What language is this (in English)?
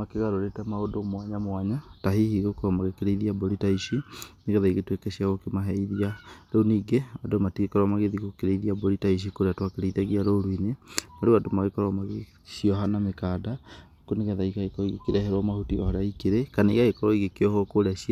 Kikuyu